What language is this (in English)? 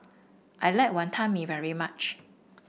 English